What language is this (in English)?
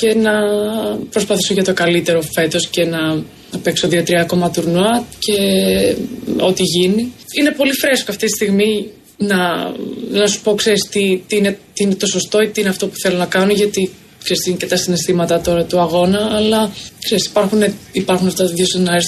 Greek